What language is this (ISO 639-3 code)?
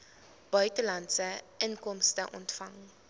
afr